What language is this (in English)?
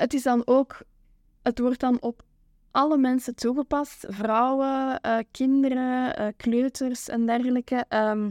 Dutch